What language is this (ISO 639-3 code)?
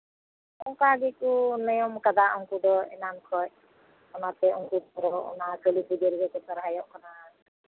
sat